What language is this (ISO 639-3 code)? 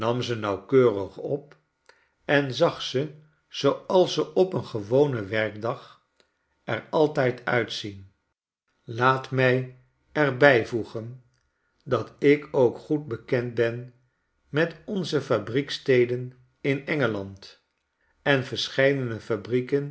nld